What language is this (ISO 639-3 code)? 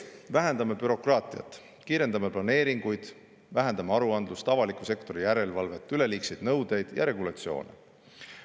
est